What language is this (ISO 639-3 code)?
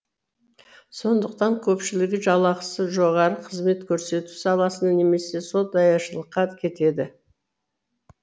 kaz